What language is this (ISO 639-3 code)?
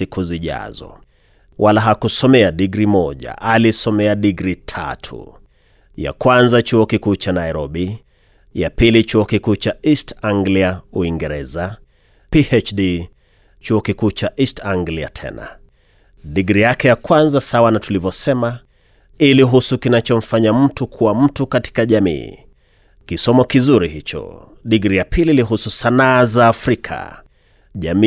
swa